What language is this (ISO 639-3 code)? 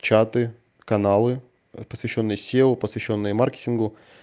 rus